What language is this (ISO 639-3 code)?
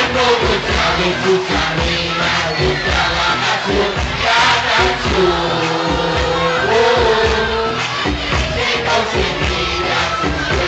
vie